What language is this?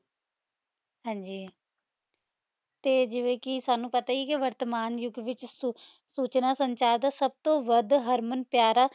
Punjabi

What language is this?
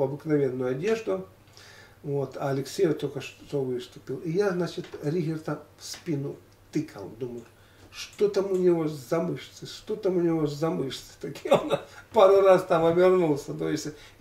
Russian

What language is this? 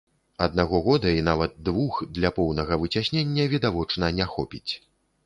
Belarusian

